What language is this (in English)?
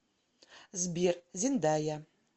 Russian